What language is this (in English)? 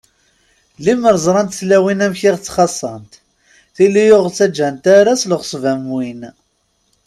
Kabyle